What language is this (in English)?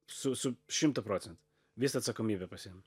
Lithuanian